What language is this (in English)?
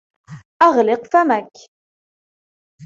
Arabic